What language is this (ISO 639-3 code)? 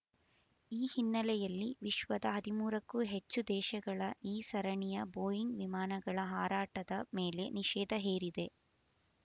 kan